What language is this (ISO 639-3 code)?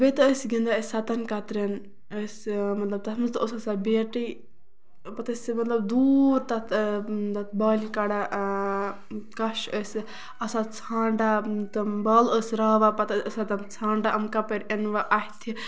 kas